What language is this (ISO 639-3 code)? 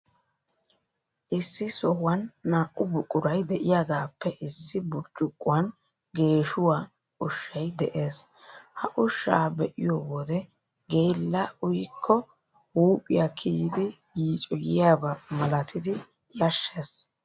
wal